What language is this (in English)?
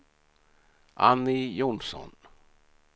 Swedish